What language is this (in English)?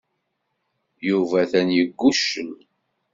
Kabyle